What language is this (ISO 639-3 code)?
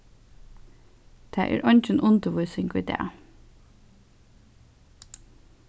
fao